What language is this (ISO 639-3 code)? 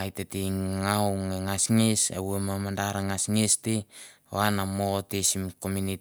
tbf